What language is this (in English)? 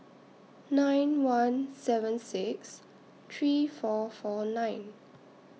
English